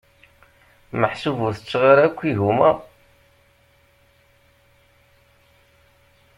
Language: Kabyle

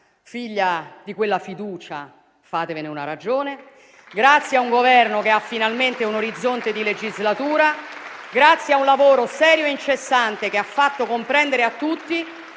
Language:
Italian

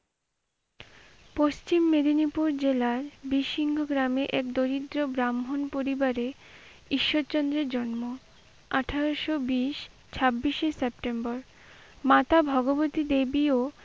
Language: Bangla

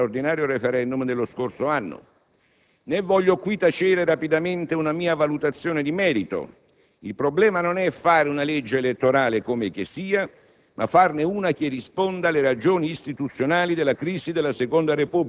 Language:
Italian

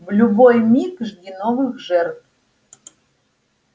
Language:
Russian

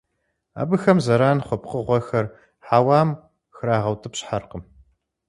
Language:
Kabardian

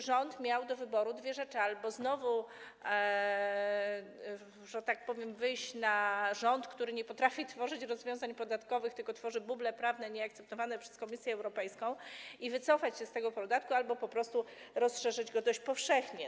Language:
Polish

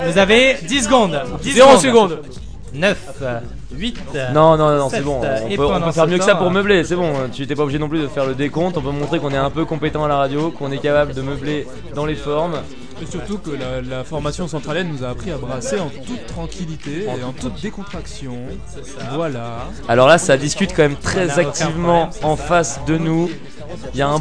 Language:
French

